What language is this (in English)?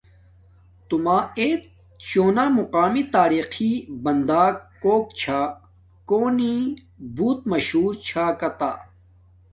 Domaaki